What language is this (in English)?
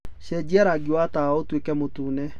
Kikuyu